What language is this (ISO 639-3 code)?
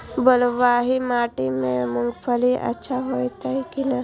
mai